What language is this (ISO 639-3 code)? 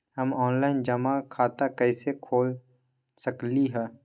mag